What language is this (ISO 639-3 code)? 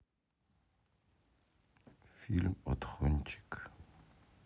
rus